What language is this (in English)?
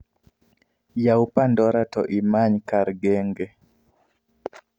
Luo (Kenya and Tanzania)